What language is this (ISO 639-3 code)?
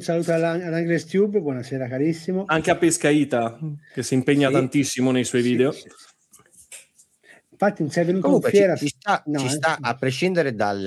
ita